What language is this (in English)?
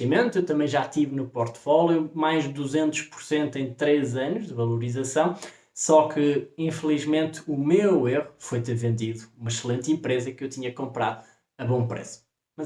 Portuguese